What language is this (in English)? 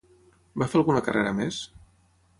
Catalan